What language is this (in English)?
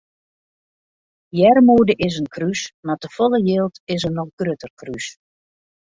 Western Frisian